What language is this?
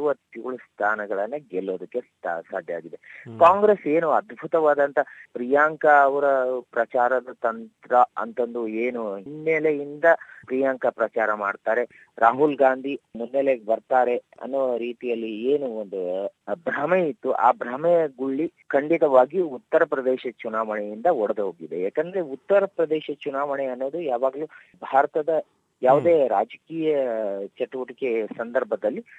Kannada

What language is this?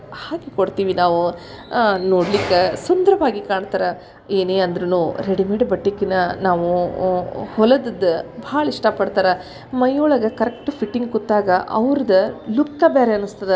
Kannada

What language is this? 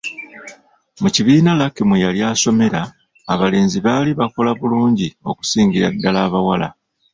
Ganda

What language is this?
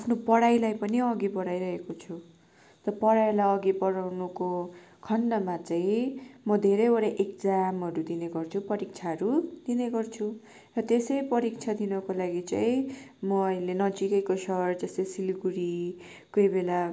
Nepali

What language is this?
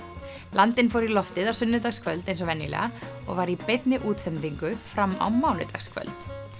Icelandic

